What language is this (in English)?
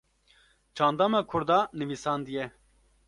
Kurdish